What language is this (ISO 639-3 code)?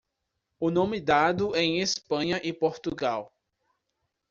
por